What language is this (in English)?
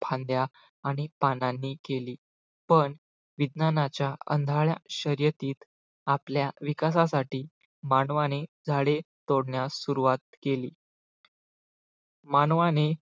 Marathi